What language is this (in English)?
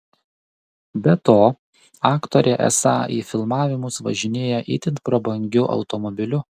Lithuanian